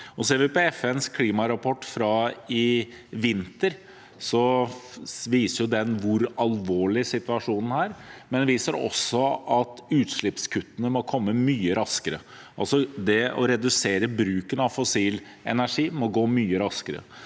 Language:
Norwegian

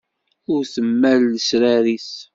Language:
Kabyle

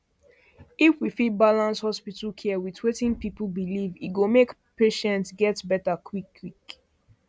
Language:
Nigerian Pidgin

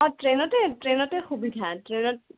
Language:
Assamese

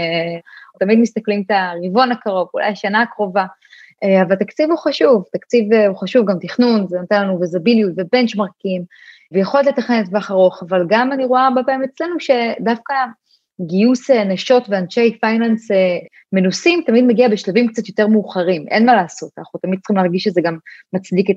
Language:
Hebrew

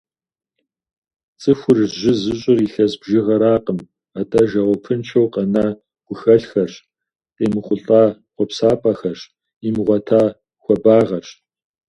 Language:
Kabardian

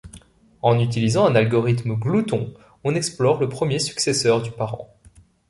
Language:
French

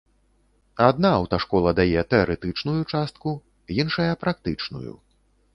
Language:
Belarusian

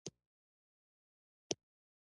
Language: Pashto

